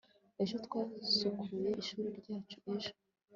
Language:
Kinyarwanda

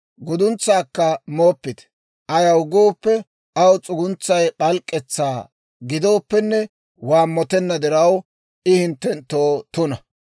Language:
Dawro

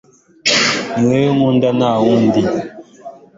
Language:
Kinyarwanda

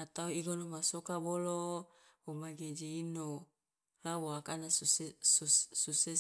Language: Loloda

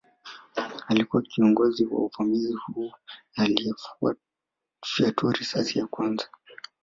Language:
Swahili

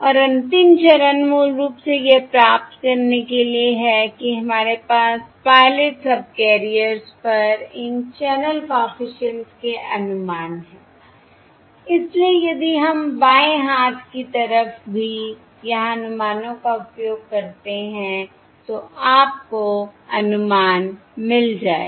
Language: Hindi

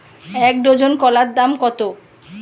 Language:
Bangla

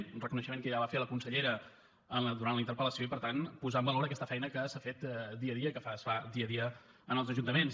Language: Catalan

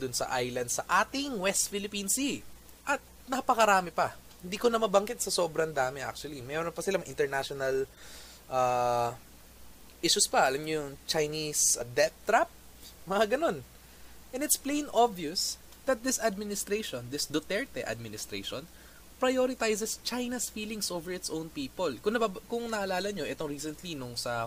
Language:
Filipino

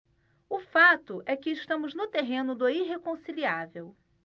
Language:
Portuguese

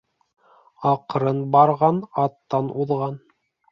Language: Bashkir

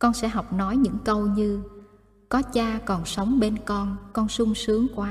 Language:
Vietnamese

